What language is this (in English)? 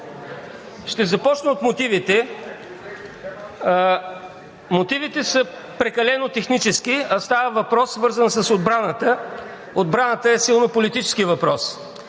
Bulgarian